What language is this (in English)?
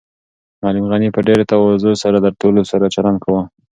Pashto